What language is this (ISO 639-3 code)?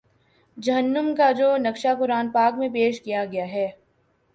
urd